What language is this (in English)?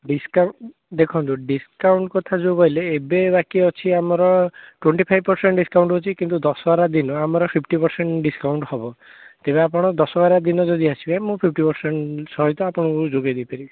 Odia